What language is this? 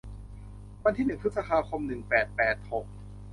Thai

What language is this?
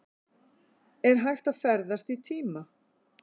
Icelandic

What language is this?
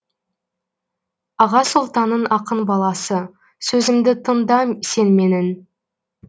Kazakh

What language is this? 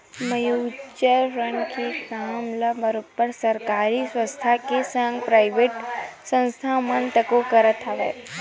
Chhattisgarhi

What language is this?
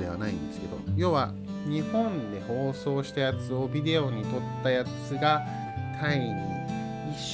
Japanese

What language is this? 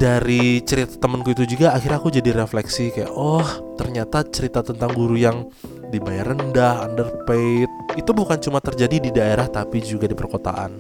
Indonesian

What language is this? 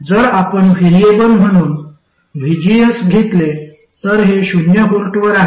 Marathi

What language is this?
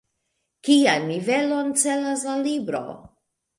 Esperanto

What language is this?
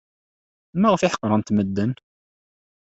Kabyle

